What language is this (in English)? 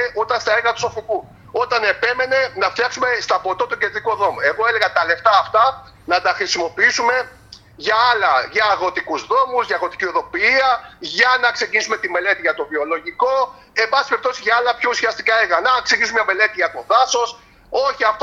Greek